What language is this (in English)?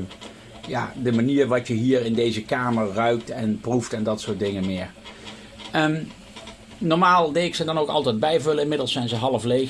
Dutch